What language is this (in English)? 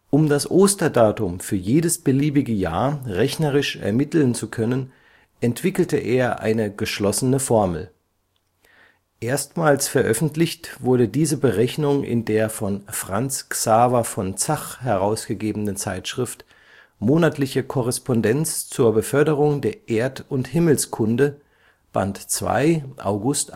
German